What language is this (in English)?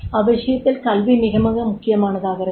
Tamil